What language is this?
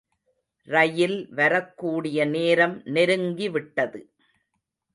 Tamil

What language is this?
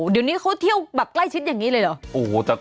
Thai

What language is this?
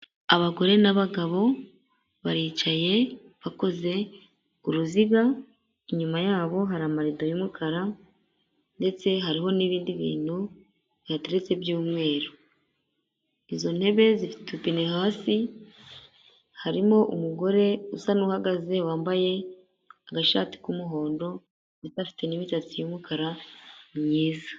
Kinyarwanda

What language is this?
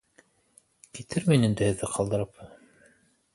Bashkir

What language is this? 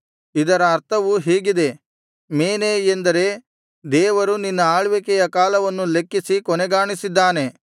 Kannada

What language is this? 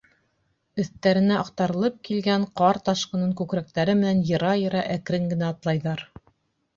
Bashkir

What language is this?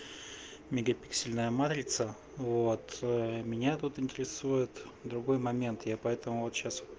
Russian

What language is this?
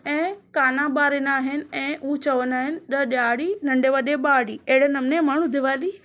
Sindhi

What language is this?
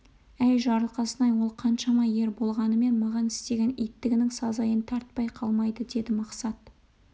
Kazakh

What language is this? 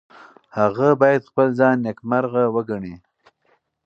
Pashto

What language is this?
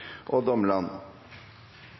Norwegian Bokmål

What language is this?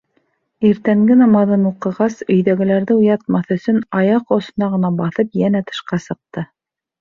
Bashkir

